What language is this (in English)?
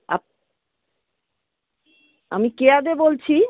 Bangla